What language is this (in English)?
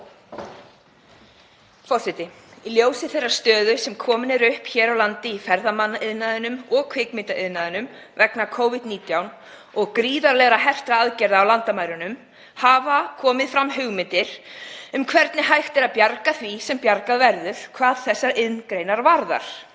Icelandic